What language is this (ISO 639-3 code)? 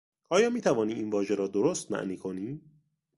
fas